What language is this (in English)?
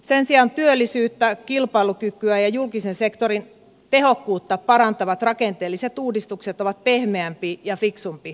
Finnish